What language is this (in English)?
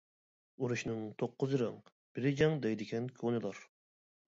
Uyghur